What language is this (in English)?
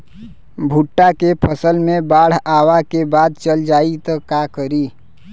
Bhojpuri